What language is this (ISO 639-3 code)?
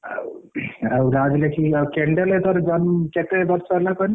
ori